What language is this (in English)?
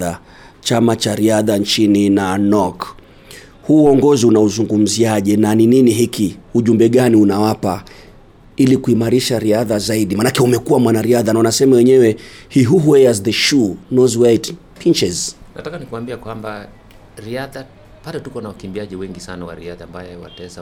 Swahili